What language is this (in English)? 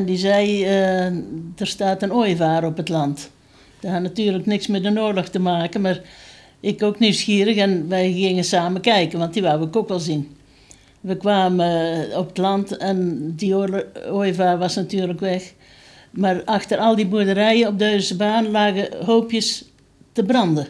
Dutch